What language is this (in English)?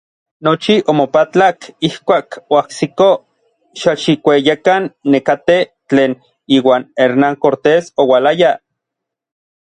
Orizaba Nahuatl